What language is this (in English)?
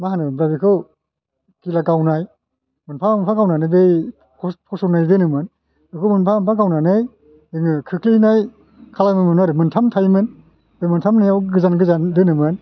Bodo